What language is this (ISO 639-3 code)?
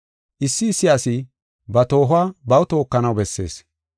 gof